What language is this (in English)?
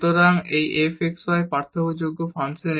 Bangla